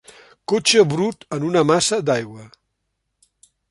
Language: Catalan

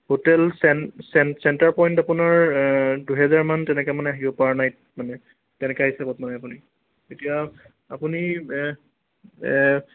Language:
Assamese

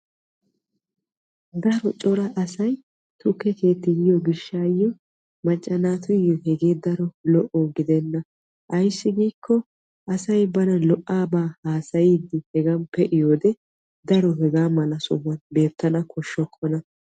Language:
Wolaytta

